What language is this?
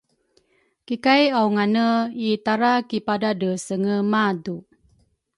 Rukai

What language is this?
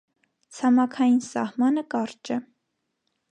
Armenian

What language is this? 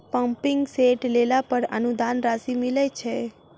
Maithili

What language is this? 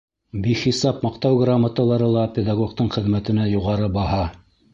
Bashkir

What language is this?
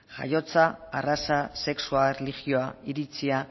Basque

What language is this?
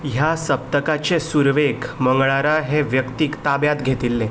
Konkani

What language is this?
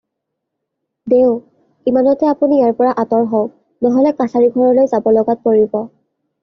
Assamese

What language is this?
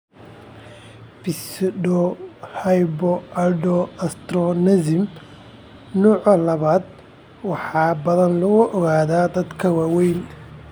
Somali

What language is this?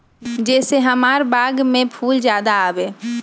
Magahi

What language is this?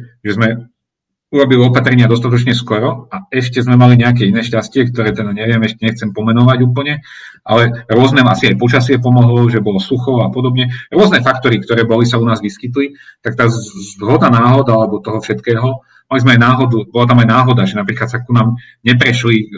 Slovak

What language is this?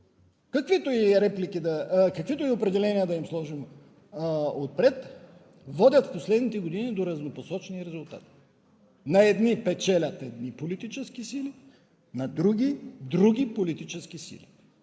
Bulgarian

